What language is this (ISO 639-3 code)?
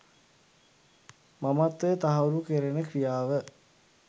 sin